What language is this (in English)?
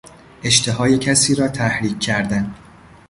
Persian